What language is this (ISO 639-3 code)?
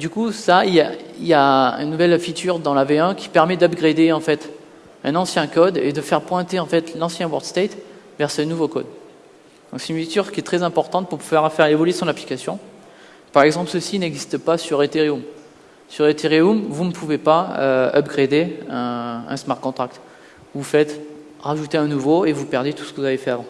fra